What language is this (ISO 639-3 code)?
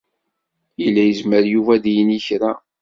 kab